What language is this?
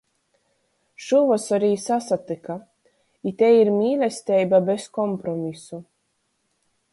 Latgalian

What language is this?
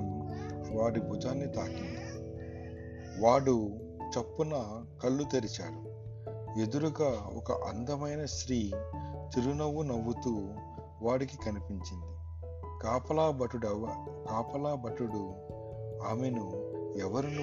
Telugu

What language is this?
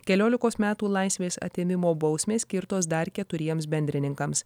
Lithuanian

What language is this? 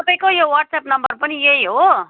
Nepali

